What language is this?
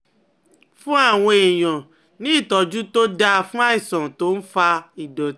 Yoruba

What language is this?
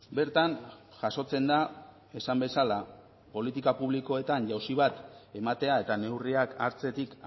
Basque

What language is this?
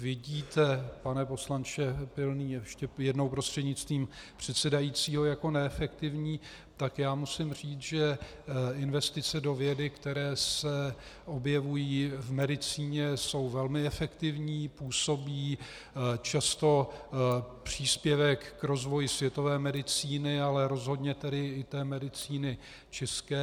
Czech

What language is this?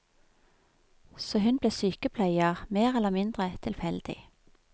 Norwegian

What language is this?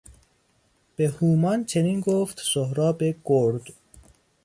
Persian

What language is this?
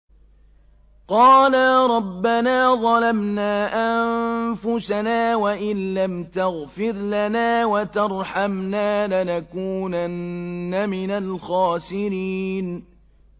Arabic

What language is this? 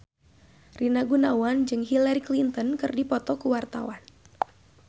Sundanese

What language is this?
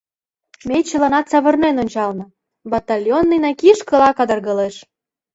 Mari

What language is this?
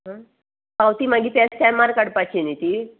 Konkani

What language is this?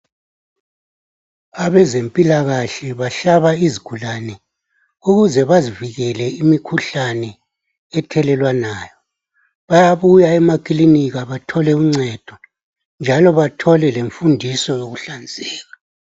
North Ndebele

